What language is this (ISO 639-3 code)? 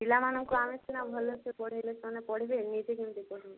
ori